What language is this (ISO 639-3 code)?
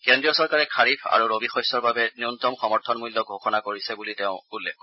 asm